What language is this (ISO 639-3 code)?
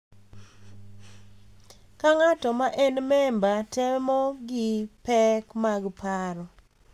luo